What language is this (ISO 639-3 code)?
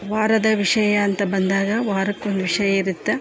kan